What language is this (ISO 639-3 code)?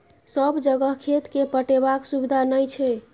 mai